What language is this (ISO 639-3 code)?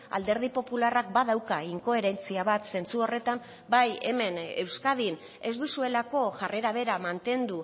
eus